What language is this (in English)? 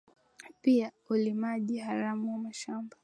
Swahili